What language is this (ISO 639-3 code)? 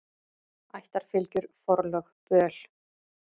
isl